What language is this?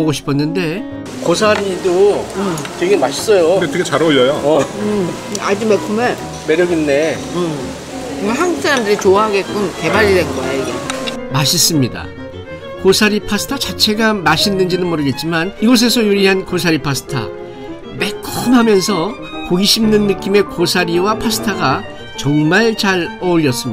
Korean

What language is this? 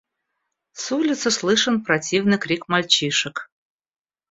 Russian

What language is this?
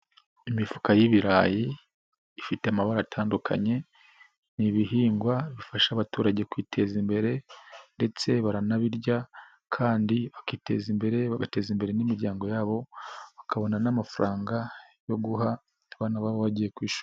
Kinyarwanda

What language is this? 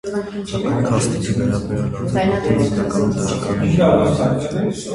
Armenian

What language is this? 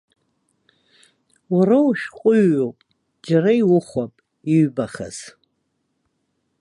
Abkhazian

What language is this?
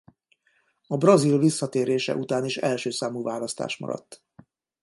Hungarian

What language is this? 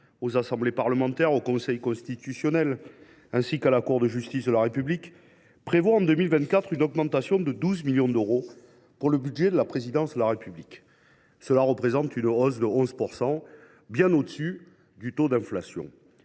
French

